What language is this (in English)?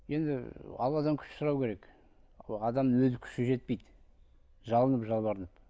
Kazakh